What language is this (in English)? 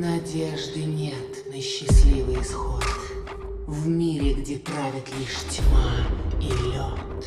Russian